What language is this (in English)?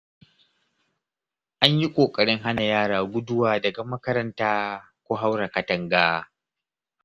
Hausa